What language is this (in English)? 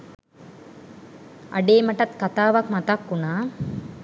Sinhala